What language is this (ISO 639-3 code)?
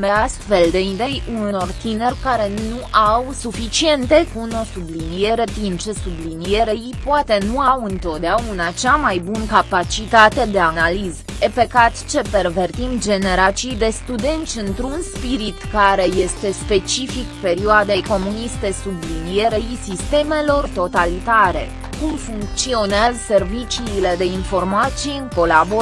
ron